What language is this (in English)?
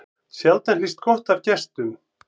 Icelandic